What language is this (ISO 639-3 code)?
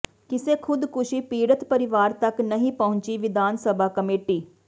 pan